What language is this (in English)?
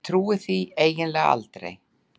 Icelandic